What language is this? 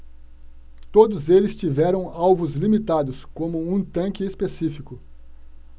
Portuguese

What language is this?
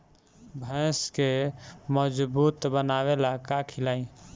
Bhojpuri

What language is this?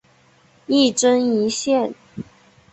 Chinese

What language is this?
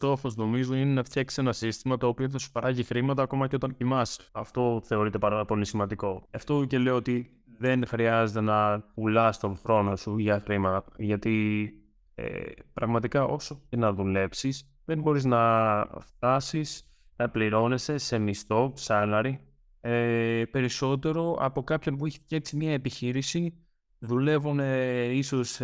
Greek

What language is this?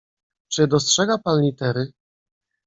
Polish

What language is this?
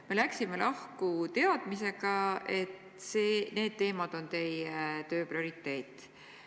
Estonian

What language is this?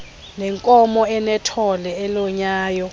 Xhosa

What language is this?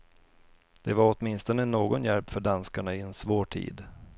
Swedish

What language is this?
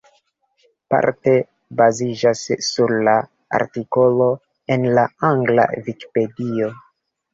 Esperanto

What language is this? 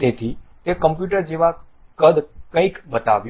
Gujarati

